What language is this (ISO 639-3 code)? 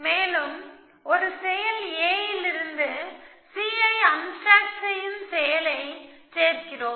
tam